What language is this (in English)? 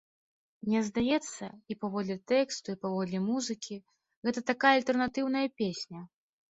Belarusian